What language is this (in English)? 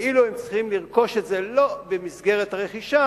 Hebrew